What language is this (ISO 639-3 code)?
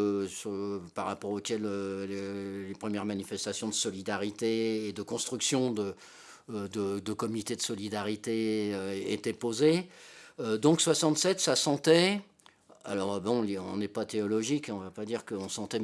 fra